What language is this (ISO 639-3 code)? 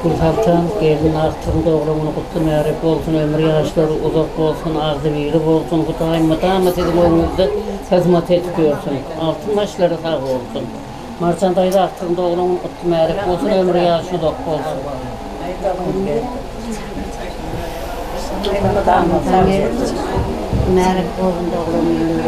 tur